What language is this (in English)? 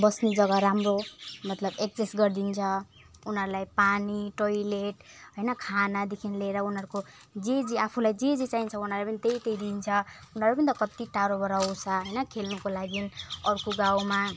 Nepali